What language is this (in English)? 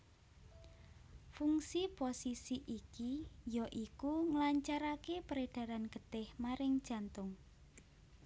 Javanese